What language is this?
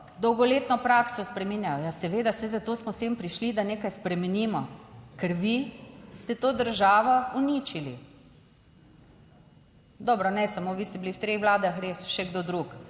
Slovenian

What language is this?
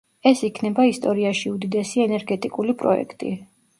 Georgian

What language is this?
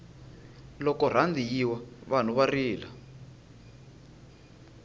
Tsonga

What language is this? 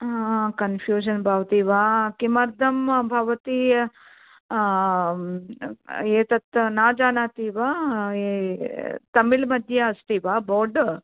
Sanskrit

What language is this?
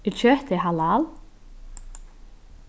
Faroese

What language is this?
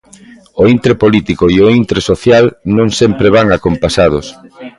Galician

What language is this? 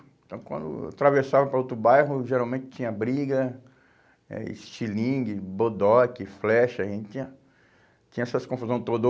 Portuguese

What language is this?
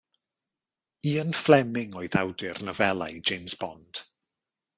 Welsh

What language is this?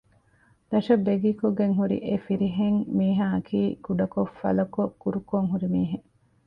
Divehi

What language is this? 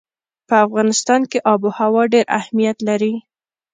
Pashto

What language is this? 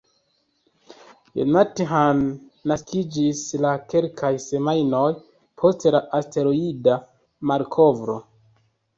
Esperanto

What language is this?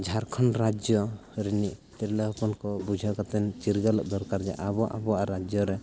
Santali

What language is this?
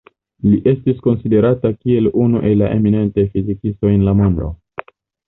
Esperanto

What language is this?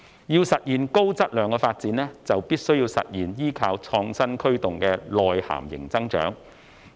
Cantonese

